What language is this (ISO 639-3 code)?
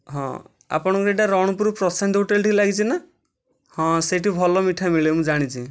ori